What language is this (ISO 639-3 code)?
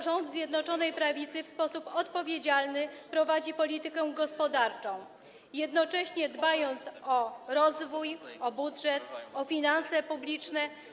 pol